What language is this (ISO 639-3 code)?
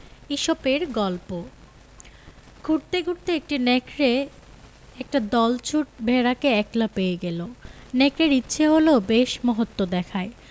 ben